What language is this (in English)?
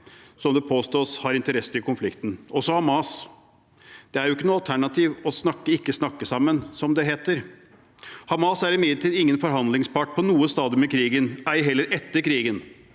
Norwegian